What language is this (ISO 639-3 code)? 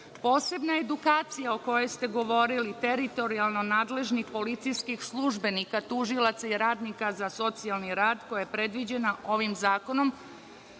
srp